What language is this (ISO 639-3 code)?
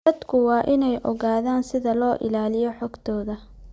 som